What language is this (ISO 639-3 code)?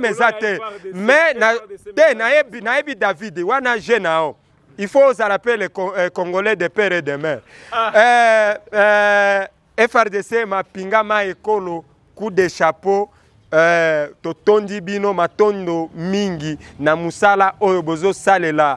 fra